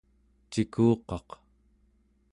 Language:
Central Yupik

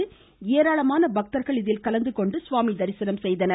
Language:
Tamil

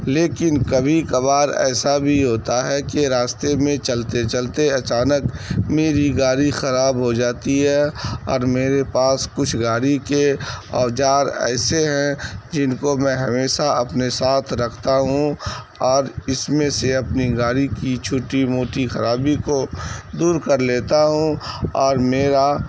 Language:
Urdu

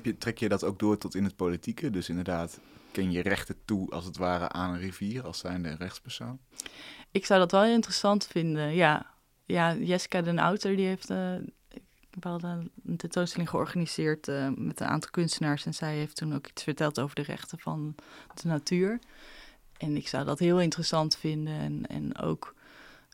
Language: Dutch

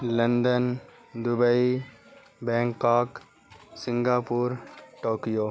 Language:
Urdu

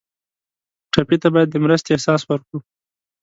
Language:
Pashto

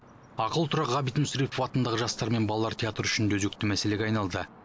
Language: Kazakh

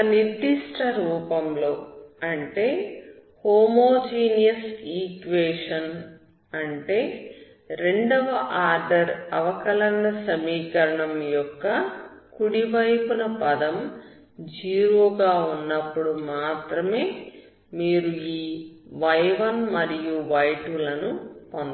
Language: Telugu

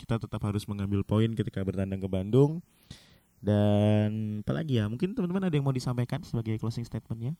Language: Indonesian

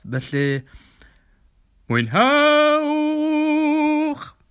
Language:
Welsh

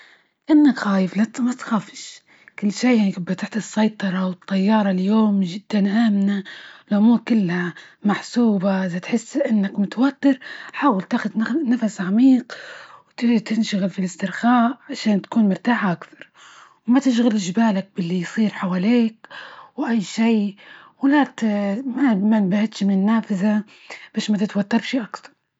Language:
Libyan Arabic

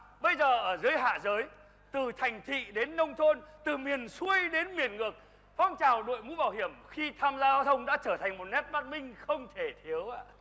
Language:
Vietnamese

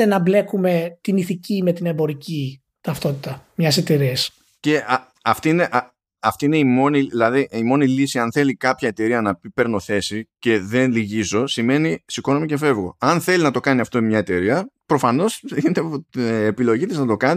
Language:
Greek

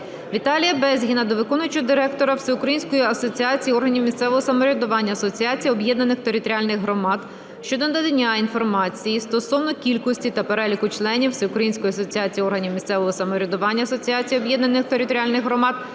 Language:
Ukrainian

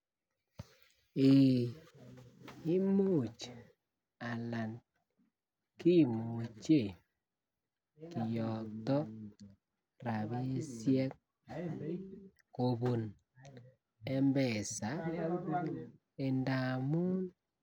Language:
Kalenjin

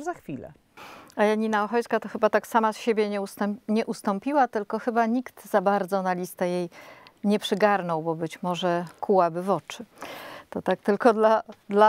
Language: Polish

